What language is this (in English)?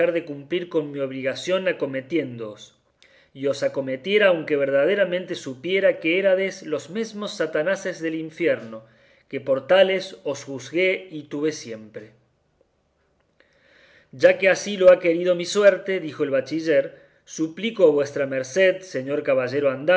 Spanish